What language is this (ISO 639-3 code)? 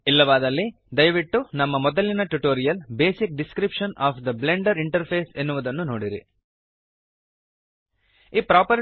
kan